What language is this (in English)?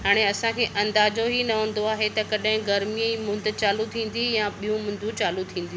Sindhi